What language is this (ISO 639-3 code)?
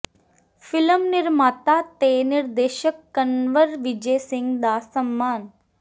pan